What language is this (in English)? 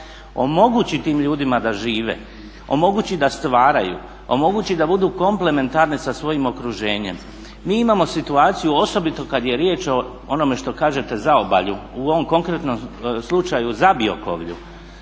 Croatian